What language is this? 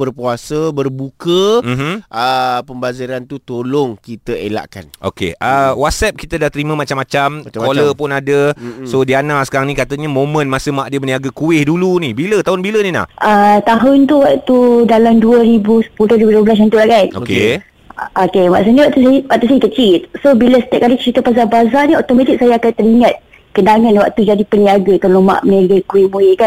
Malay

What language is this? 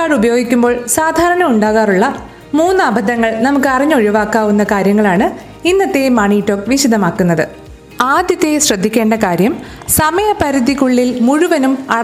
Malayalam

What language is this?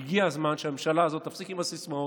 Hebrew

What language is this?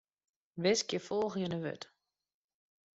Western Frisian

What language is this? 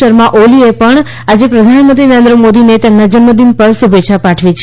Gujarati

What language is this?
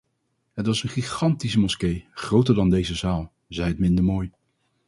Dutch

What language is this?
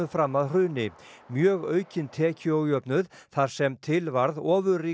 Icelandic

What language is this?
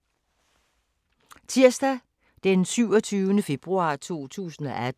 Danish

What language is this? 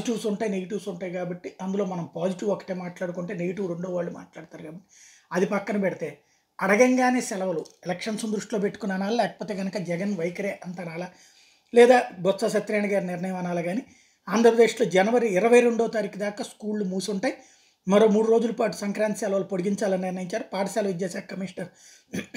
Telugu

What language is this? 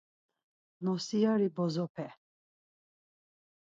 Laz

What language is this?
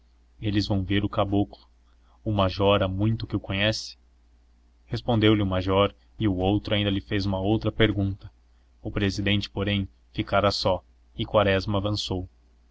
Portuguese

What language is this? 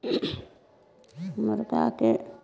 Maithili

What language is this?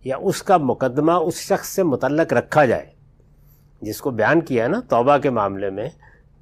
Urdu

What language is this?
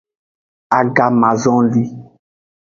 Aja (Benin)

